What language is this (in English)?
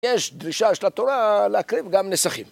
Hebrew